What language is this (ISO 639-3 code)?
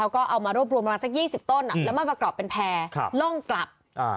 tha